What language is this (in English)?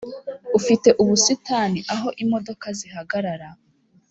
Kinyarwanda